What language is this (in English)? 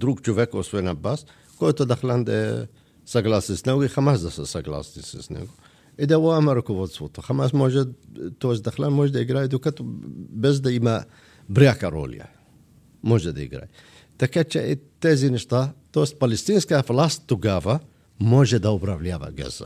Bulgarian